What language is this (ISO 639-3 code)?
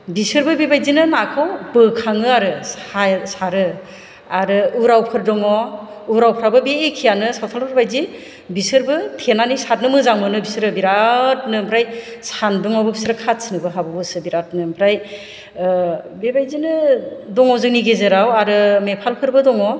brx